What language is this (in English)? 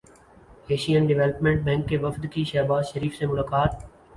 Urdu